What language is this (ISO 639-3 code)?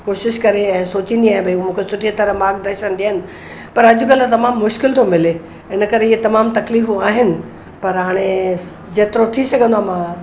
snd